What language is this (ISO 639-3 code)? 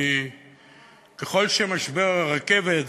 heb